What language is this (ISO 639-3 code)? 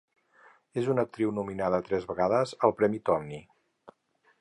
cat